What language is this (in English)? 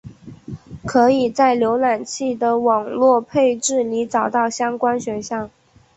Chinese